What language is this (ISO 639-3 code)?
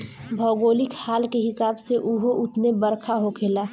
bho